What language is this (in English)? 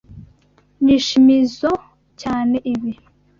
Kinyarwanda